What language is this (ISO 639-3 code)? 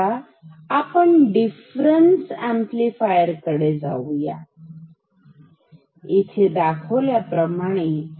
mar